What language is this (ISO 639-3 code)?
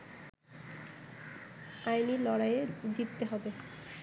ben